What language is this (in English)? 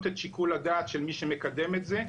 Hebrew